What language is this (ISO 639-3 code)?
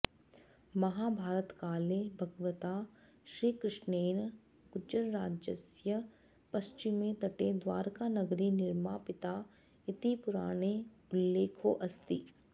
san